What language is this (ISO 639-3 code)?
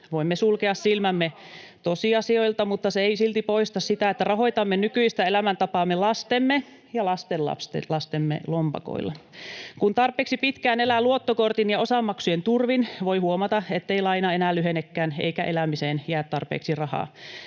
fin